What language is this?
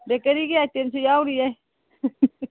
Manipuri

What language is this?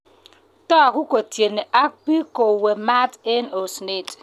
Kalenjin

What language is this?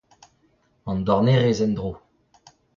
Breton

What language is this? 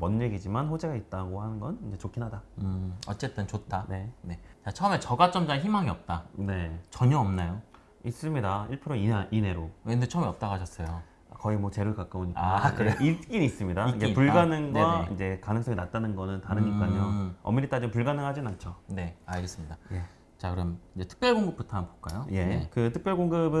Korean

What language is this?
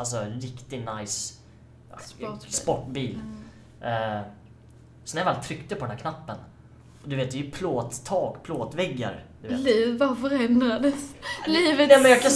Swedish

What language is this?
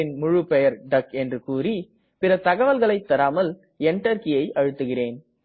Tamil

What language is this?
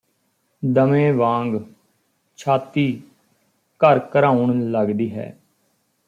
Punjabi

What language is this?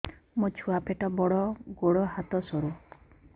Odia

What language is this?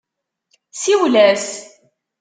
Kabyle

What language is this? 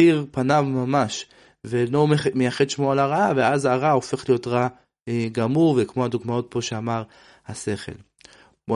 Hebrew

